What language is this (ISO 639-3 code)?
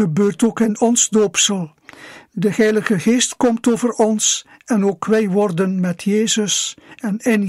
nld